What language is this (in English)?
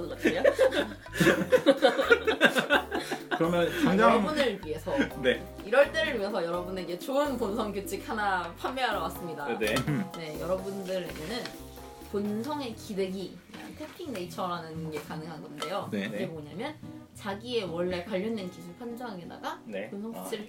Korean